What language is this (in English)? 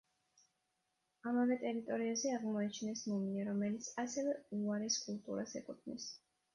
Georgian